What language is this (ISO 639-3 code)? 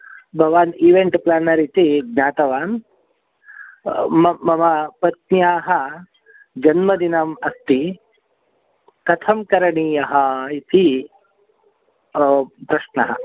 san